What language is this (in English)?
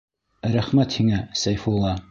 Bashkir